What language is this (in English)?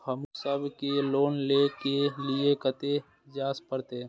Maithili